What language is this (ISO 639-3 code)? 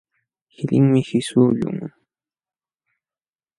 qxw